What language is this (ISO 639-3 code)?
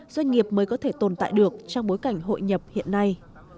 vie